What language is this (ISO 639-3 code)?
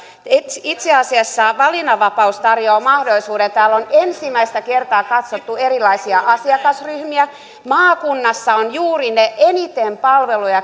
fin